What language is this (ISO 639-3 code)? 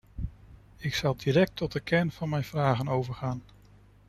nld